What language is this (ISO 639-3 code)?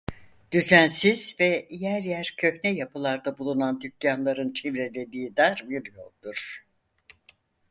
tur